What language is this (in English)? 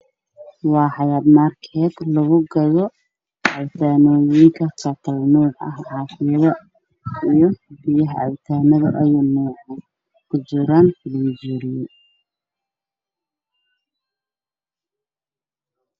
Somali